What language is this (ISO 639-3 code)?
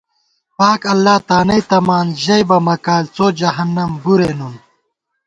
gwt